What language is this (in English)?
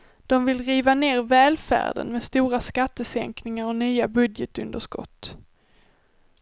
Swedish